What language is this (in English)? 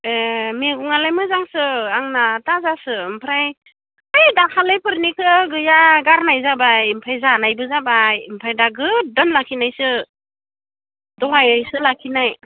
Bodo